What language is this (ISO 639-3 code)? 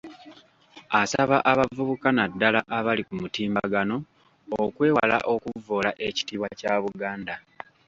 lug